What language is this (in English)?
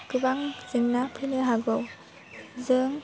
Bodo